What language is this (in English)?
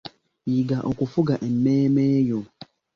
Ganda